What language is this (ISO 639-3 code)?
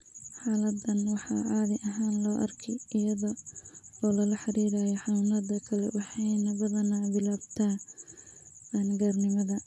som